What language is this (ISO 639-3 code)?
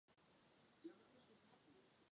ces